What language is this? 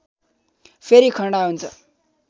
Nepali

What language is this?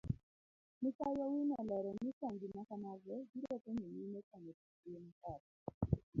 Luo (Kenya and Tanzania)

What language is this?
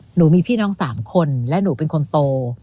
Thai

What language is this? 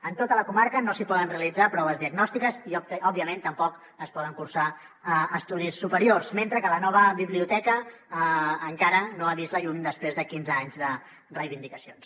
Catalan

